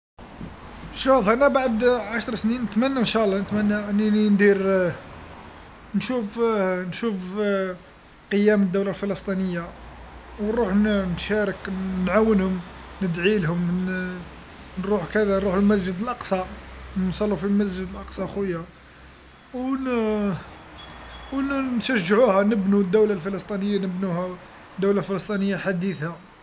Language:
Algerian Arabic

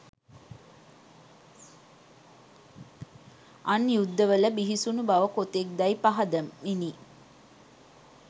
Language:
Sinhala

